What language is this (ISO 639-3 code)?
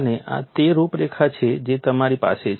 guj